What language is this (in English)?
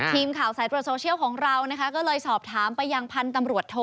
Thai